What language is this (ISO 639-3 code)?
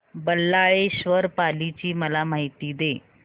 mar